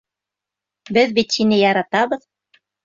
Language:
Bashkir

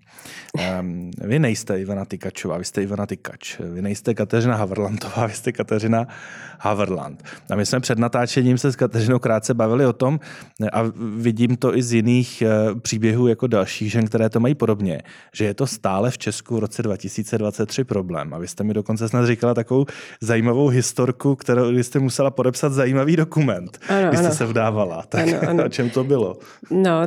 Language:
Czech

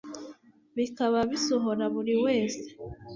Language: Kinyarwanda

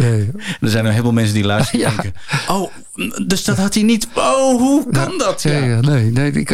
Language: Dutch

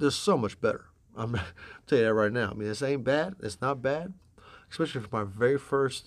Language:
English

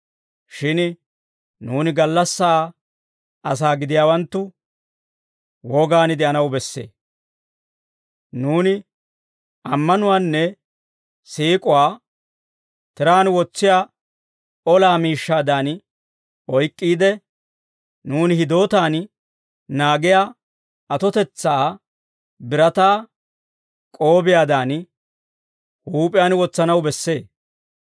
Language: Dawro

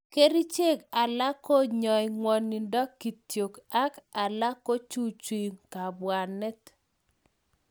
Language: Kalenjin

